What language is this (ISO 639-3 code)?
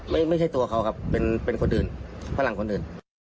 tha